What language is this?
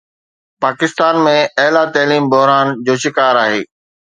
Sindhi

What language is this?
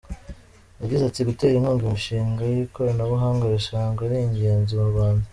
Kinyarwanda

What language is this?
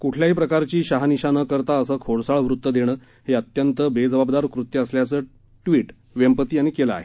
Marathi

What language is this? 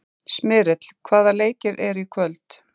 Icelandic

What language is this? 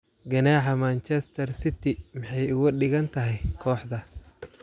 Somali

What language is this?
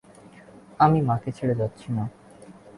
Bangla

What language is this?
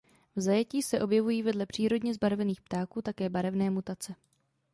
Czech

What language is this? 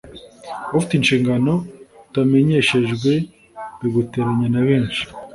Kinyarwanda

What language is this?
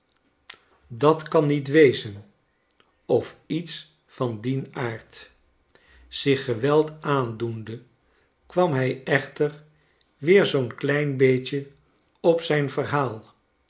Dutch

